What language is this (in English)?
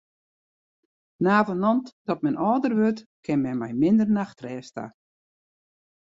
Western Frisian